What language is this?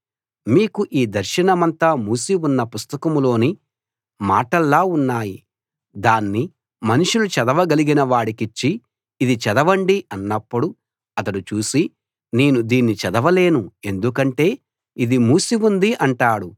Telugu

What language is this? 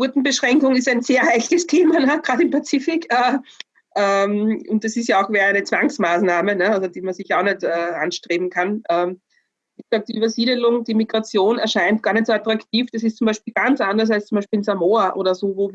German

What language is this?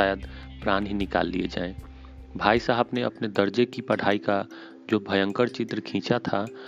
Hindi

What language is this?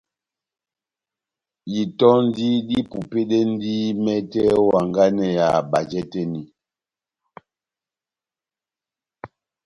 Batanga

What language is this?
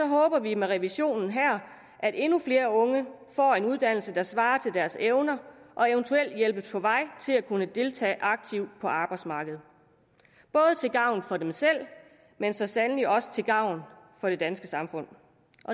Danish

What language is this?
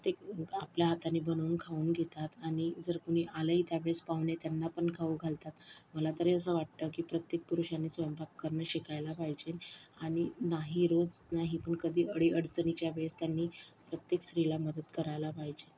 Marathi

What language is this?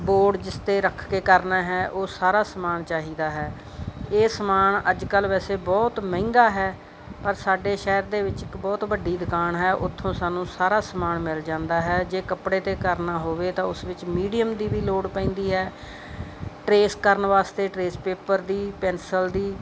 Punjabi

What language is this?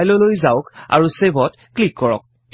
Assamese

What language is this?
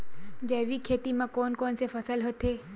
Chhattisgarhi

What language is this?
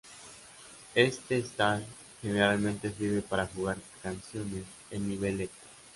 Spanish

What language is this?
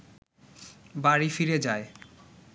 Bangla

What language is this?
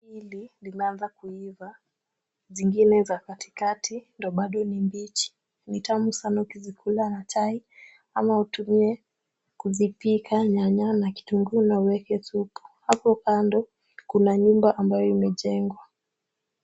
Swahili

